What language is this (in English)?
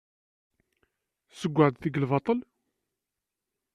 Kabyle